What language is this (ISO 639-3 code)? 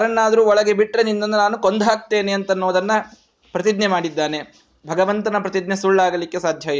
kan